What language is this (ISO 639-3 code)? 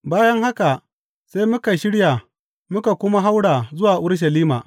hau